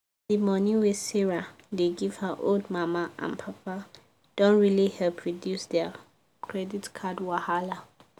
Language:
Nigerian Pidgin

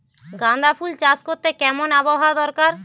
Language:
Bangla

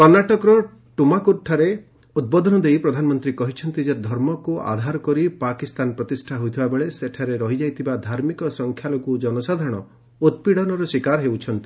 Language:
Odia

